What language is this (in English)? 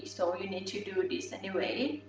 English